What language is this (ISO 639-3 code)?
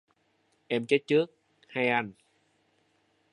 vie